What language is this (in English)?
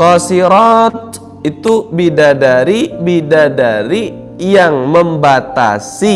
Indonesian